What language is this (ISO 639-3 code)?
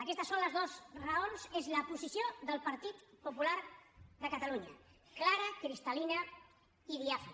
cat